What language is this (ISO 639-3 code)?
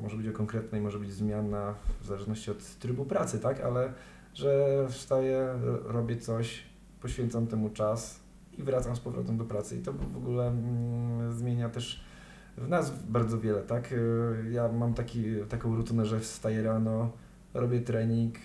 pol